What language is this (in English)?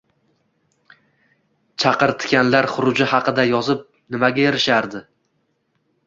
Uzbek